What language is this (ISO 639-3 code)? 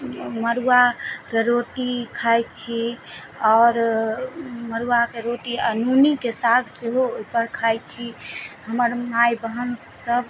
mai